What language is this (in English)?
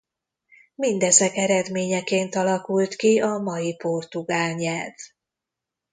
Hungarian